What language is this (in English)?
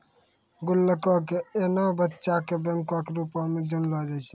Maithili